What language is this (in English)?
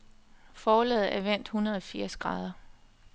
Danish